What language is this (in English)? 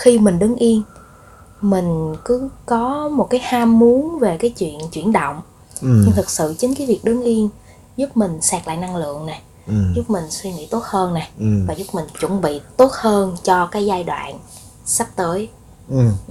Vietnamese